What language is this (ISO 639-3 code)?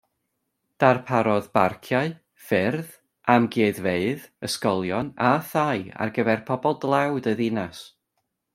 cym